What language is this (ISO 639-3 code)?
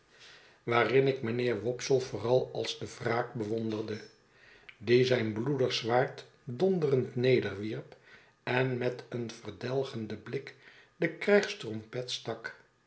nld